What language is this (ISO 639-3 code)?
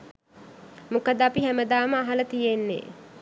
sin